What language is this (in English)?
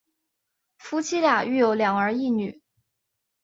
Chinese